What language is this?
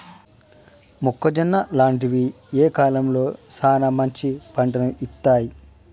Telugu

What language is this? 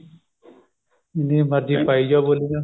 Punjabi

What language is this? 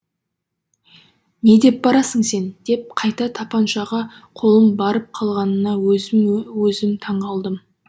Kazakh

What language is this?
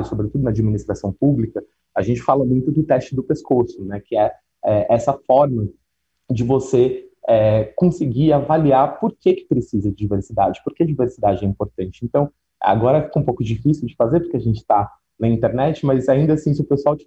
Portuguese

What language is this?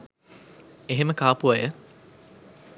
Sinhala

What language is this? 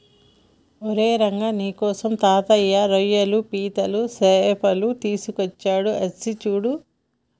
Telugu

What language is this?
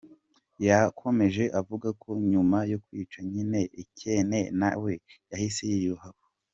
Kinyarwanda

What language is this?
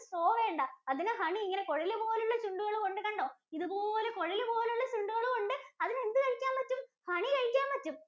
Malayalam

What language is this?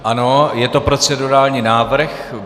Czech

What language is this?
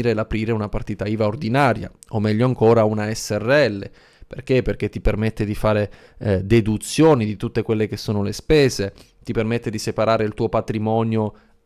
Italian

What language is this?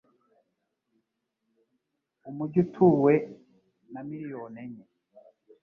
Kinyarwanda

